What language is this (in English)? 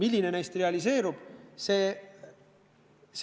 Estonian